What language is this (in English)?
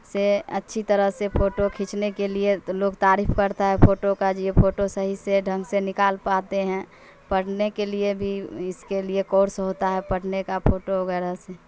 Urdu